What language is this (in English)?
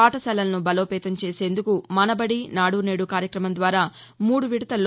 Telugu